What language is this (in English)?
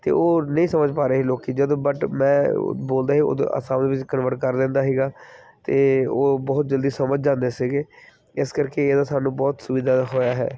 Punjabi